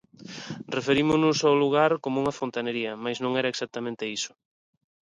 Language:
Galician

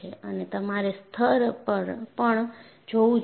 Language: Gujarati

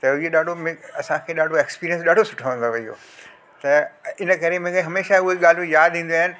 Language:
Sindhi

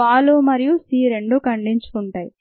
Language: Telugu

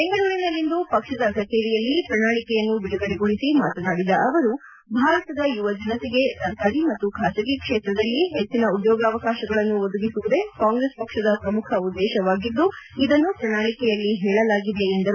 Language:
Kannada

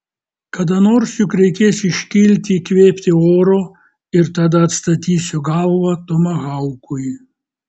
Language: Lithuanian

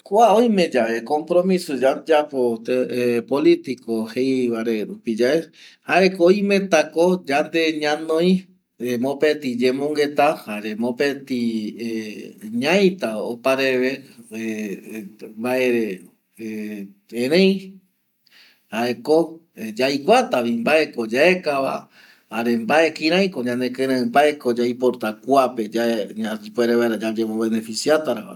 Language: Eastern Bolivian Guaraní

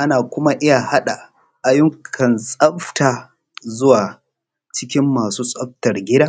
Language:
Hausa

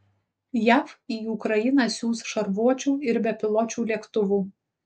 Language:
Lithuanian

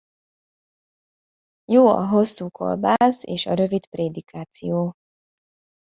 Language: Hungarian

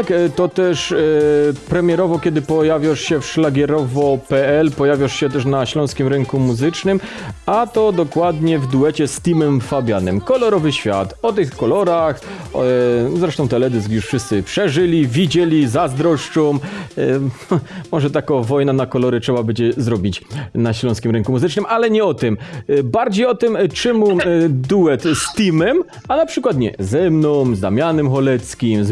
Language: Polish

